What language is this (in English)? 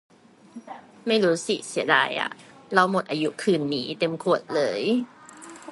Thai